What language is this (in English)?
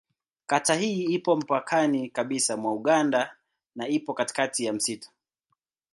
Swahili